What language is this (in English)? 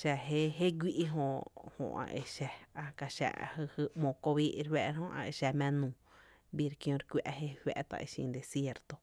Tepinapa Chinantec